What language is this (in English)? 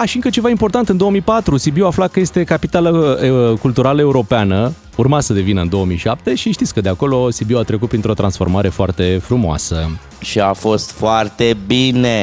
Romanian